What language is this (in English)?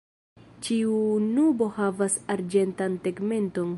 Esperanto